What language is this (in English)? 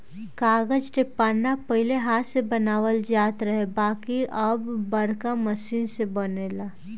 Bhojpuri